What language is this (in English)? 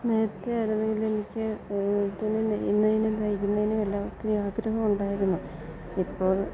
Malayalam